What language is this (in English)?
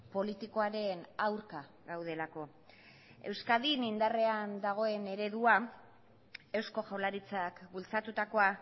Basque